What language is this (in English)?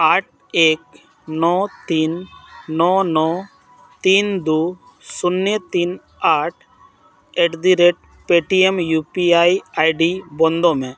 Santali